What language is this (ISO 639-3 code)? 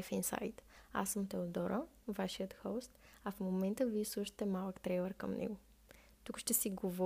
bul